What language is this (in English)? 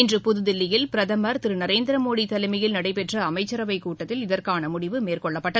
Tamil